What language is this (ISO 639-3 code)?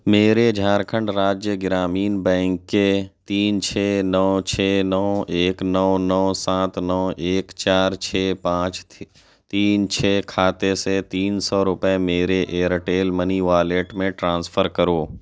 urd